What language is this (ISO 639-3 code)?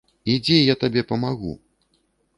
bel